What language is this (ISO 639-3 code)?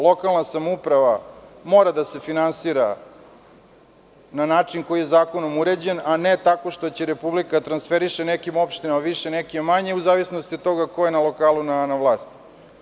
srp